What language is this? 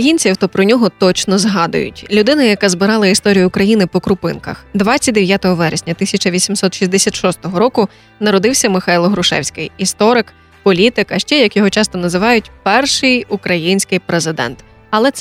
Ukrainian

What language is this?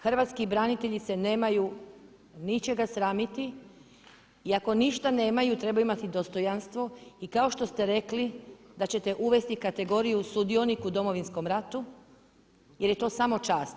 Croatian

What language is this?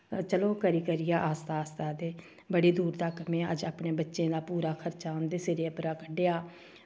Dogri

